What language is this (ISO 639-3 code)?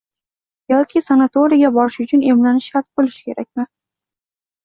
uzb